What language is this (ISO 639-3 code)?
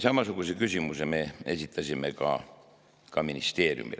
est